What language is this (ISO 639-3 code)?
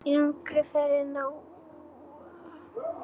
isl